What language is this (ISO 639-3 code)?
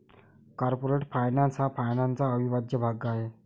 mar